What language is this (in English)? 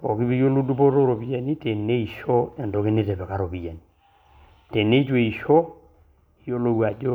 Masai